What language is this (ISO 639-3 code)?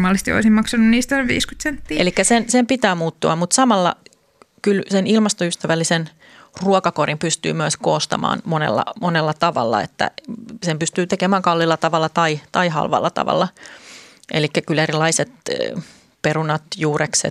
fin